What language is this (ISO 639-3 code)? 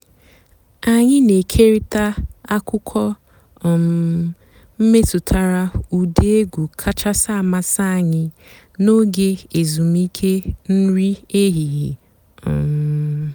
ibo